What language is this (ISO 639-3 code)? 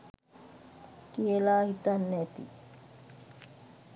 sin